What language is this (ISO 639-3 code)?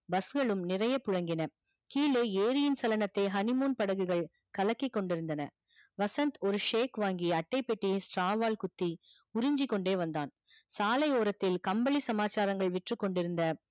tam